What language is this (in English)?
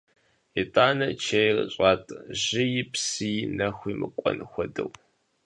Kabardian